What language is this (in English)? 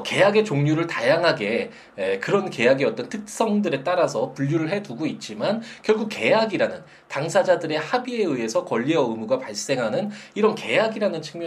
Korean